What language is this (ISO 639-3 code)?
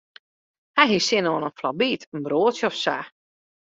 fry